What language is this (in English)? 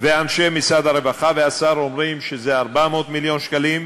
Hebrew